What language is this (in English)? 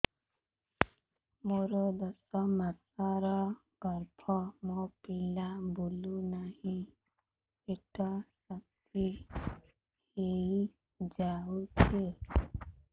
Odia